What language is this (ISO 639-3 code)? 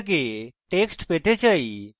ben